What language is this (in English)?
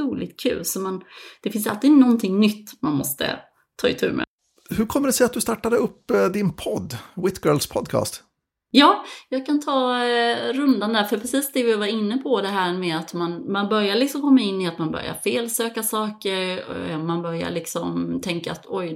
Swedish